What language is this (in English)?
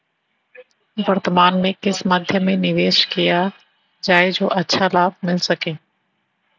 Hindi